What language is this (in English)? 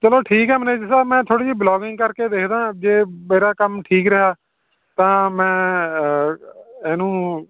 Punjabi